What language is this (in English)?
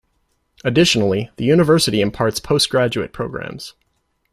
English